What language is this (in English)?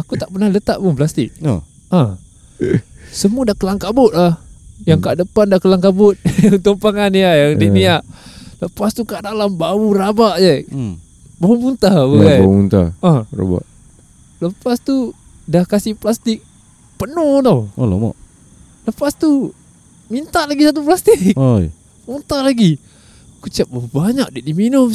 Malay